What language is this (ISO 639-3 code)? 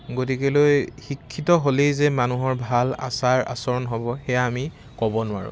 asm